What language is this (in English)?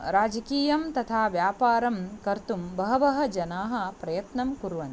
Sanskrit